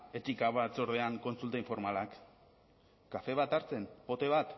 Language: Basque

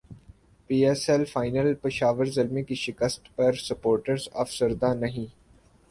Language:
Urdu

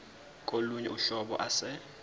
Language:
Zulu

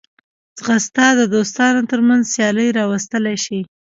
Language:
Pashto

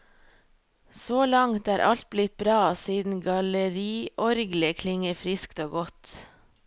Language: Norwegian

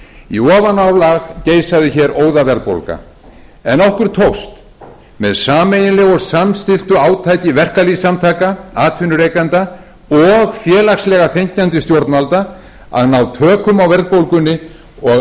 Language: Icelandic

